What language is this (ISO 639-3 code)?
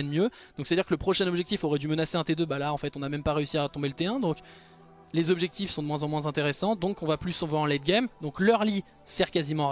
fra